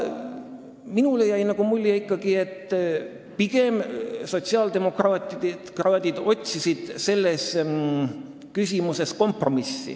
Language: Estonian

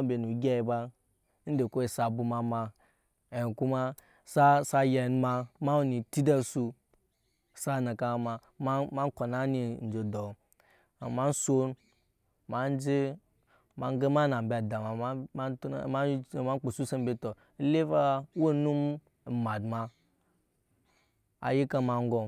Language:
Nyankpa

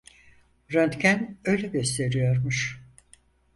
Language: Turkish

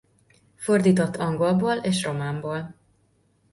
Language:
Hungarian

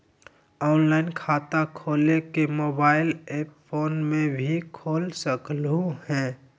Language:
Magahi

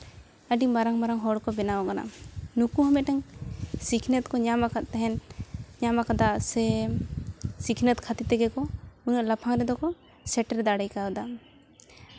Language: Santali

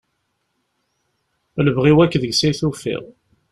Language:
Kabyle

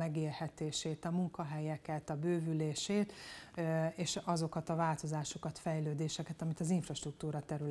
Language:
Hungarian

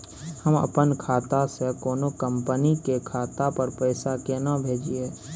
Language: Maithili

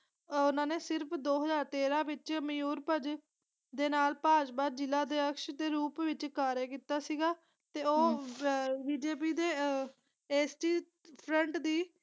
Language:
Punjabi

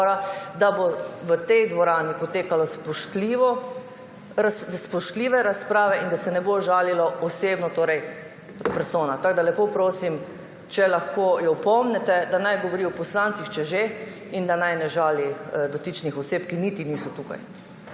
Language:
Slovenian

